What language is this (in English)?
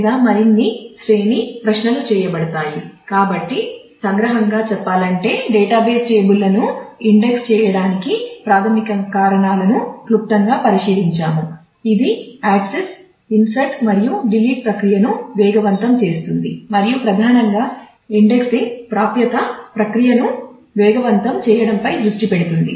Telugu